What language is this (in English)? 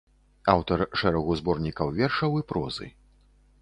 Belarusian